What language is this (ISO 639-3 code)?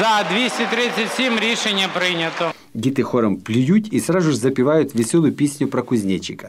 ukr